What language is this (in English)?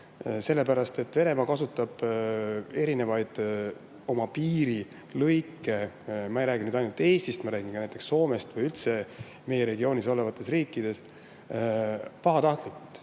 Estonian